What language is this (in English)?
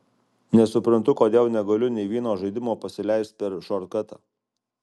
Lithuanian